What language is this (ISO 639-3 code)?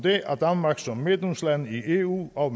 dan